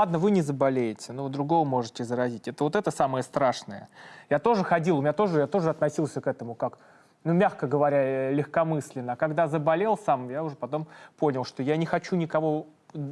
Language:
Russian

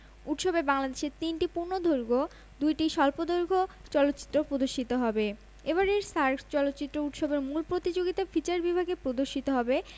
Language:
Bangla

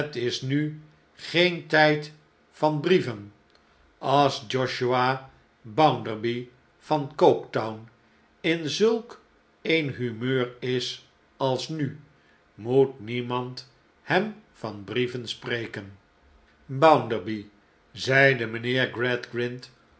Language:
Dutch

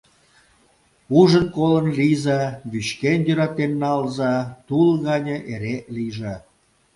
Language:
Mari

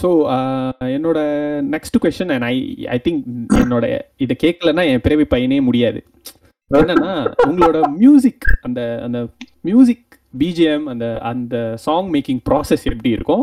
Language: Tamil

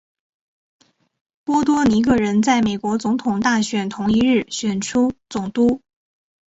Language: Chinese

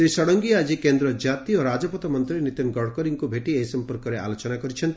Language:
Odia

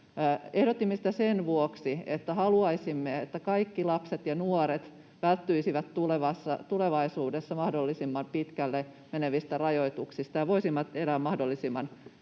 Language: Finnish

